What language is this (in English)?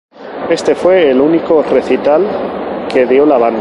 Spanish